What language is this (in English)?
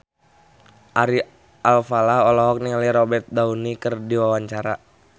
Sundanese